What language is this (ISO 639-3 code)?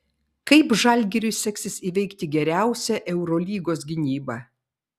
lit